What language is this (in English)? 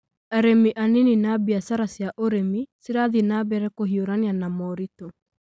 Kikuyu